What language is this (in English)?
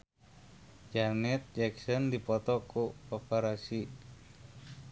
Sundanese